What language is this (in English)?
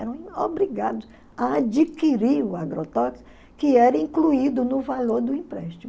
Portuguese